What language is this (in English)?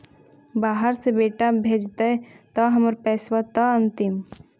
Magahi